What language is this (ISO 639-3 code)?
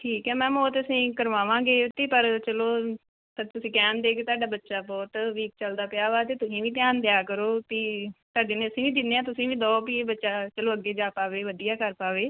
pan